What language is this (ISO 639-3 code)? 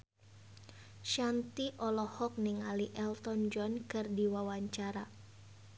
sun